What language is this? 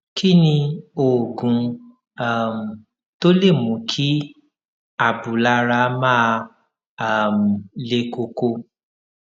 Yoruba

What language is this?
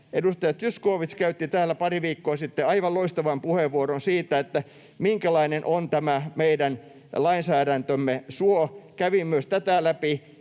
Finnish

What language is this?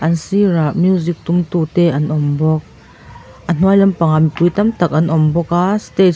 Mizo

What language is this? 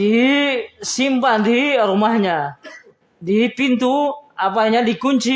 Indonesian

